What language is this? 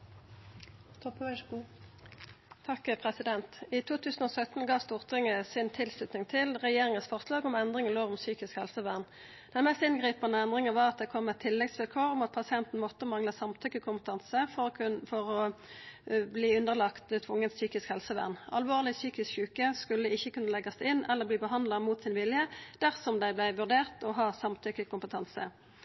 Norwegian Nynorsk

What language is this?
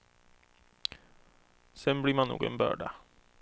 Swedish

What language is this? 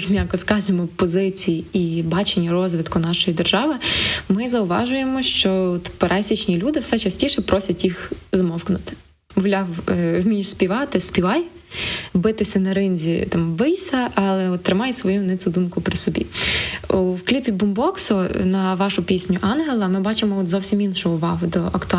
Ukrainian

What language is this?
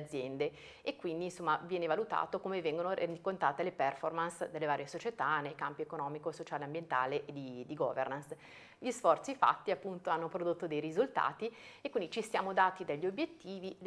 Italian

